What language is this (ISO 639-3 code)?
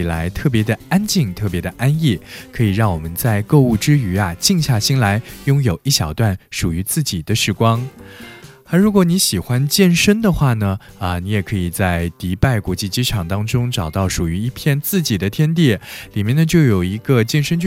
zho